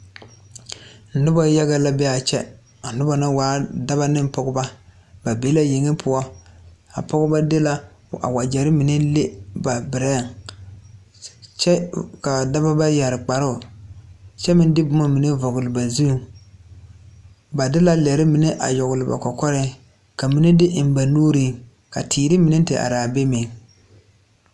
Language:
Southern Dagaare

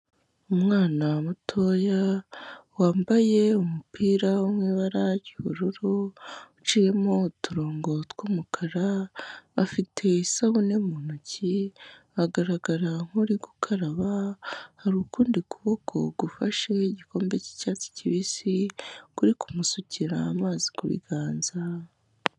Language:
Kinyarwanda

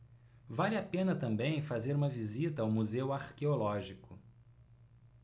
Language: Portuguese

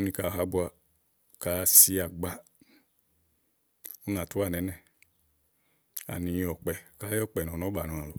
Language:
Igo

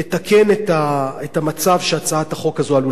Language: Hebrew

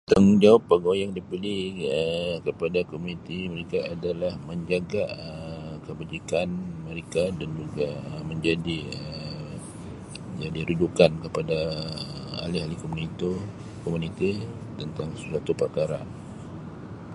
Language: Sabah Malay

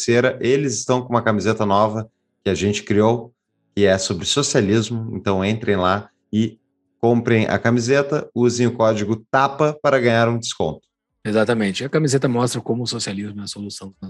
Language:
Portuguese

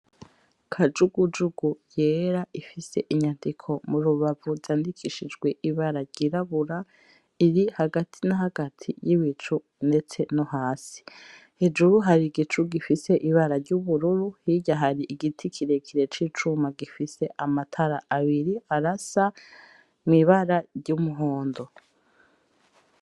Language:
Rundi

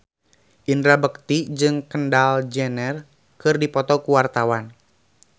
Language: Sundanese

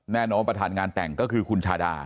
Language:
Thai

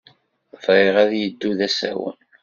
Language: Kabyle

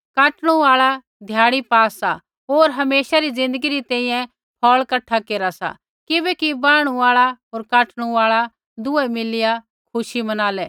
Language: Kullu Pahari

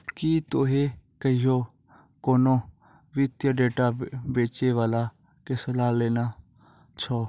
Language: Maithili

